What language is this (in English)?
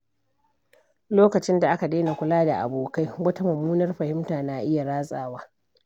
Hausa